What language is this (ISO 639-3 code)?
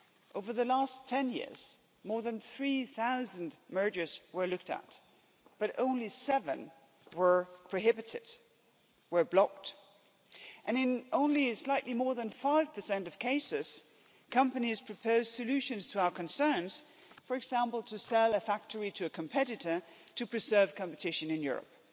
eng